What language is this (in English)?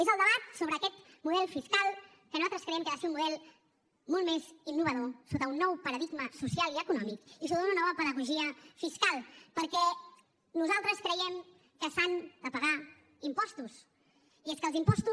Catalan